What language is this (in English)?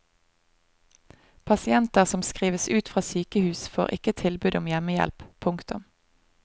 Norwegian